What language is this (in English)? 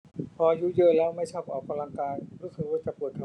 Thai